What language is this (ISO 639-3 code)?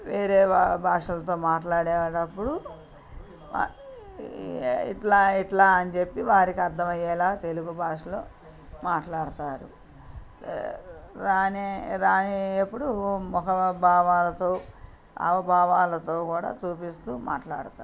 tel